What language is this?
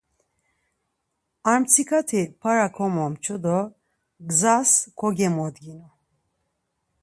Laz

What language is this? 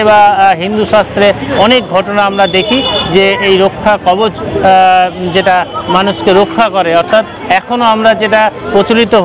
Bangla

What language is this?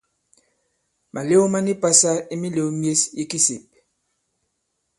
Bankon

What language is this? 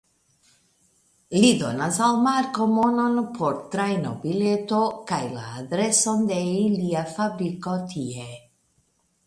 Esperanto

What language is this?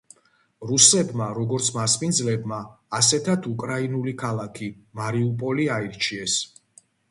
Georgian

